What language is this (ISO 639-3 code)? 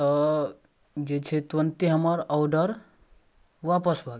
mai